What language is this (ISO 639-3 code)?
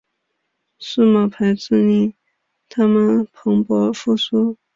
zho